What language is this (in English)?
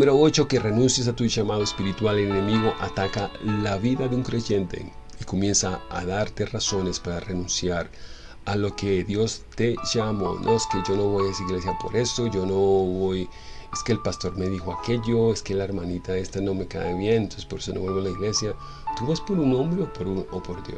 Spanish